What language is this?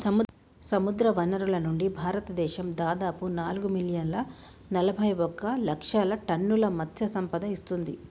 Telugu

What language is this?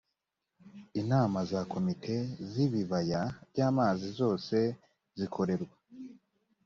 Kinyarwanda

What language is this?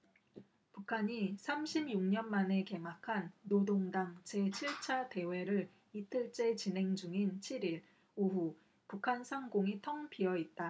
Korean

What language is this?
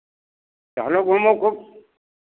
Hindi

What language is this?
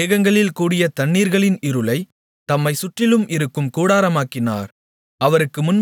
Tamil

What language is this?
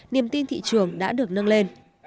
Vietnamese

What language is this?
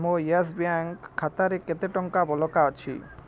Odia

